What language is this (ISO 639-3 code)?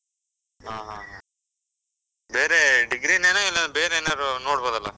kan